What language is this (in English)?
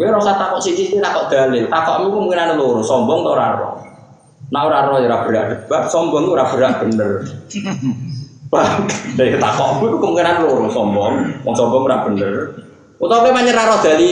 Indonesian